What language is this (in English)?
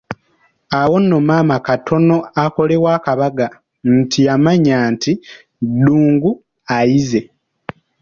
Ganda